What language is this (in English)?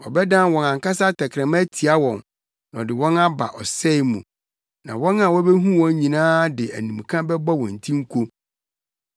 Akan